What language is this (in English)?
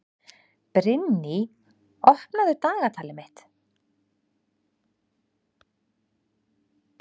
Icelandic